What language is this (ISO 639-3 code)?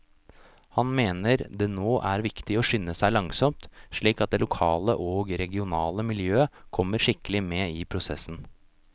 nor